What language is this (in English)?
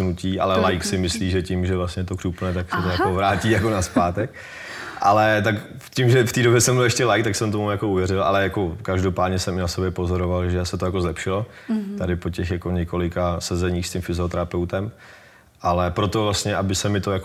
Czech